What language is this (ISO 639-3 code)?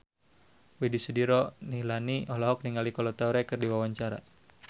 sun